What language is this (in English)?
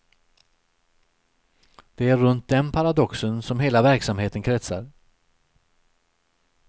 Swedish